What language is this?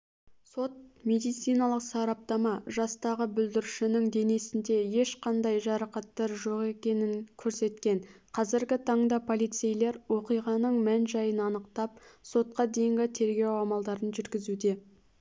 Kazakh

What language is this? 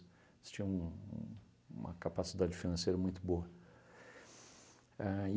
Portuguese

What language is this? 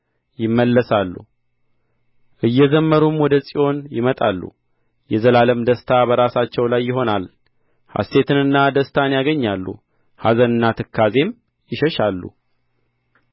Amharic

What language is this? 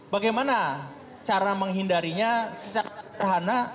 Indonesian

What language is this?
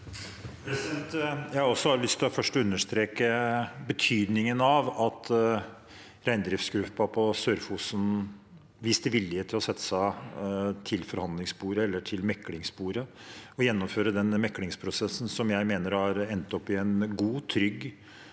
Norwegian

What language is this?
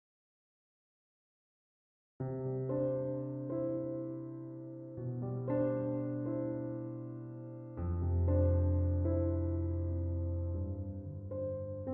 Korean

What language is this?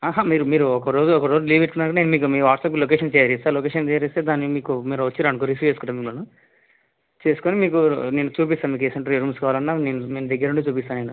Telugu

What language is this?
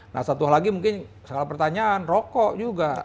Indonesian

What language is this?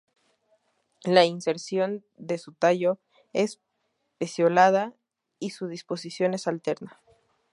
Spanish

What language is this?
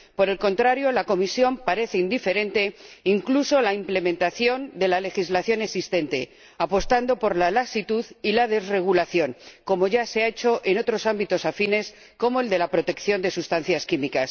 Spanish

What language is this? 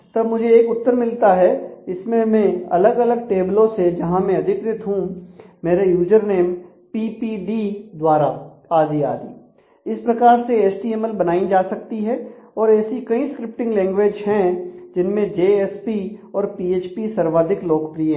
Hindi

